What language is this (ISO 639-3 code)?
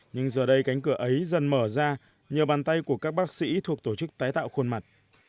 vie